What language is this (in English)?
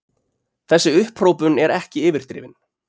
Icelandic